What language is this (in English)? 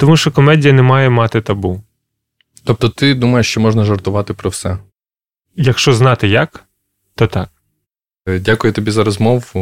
Ukrainian